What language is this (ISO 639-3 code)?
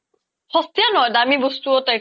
asm